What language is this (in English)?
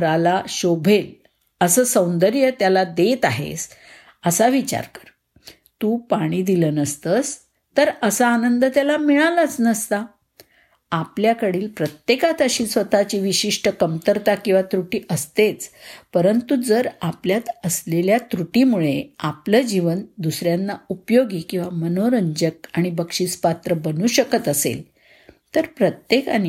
Marathi